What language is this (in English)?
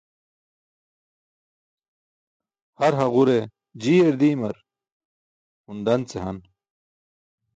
Burushaski